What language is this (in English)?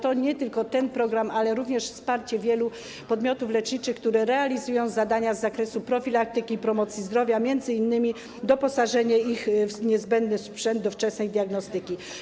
Polish